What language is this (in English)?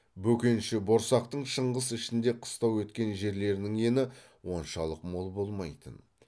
Kazakh